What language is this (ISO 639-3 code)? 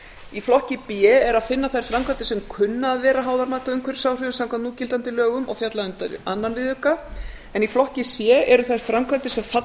isl